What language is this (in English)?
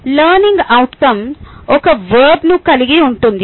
Telugu